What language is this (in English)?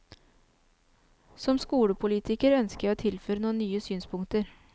Norwegian